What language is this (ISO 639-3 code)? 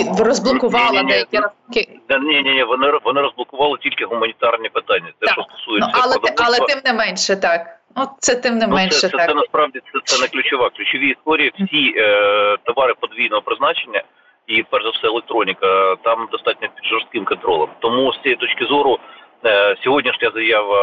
ukr